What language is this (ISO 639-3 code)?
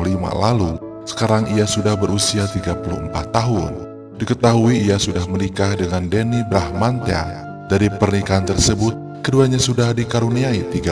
ind